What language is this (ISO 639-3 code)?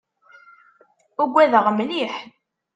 kab